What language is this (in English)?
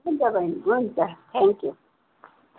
Nepali